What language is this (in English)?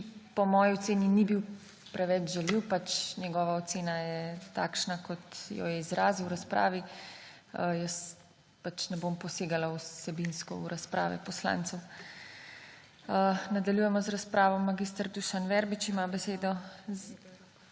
Slovenian